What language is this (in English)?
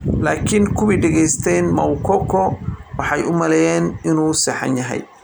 Somali